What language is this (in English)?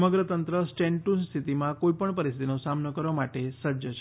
Gujarati